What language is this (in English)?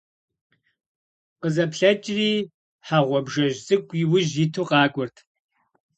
Kabardian